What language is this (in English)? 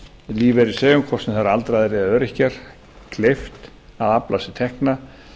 Icelandic